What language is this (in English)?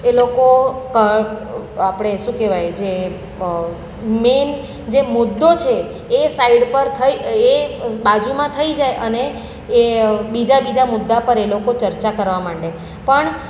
Gujarati